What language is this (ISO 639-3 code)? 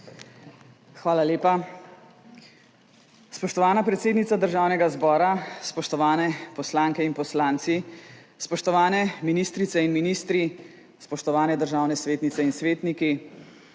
slv